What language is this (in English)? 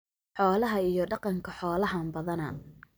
Somali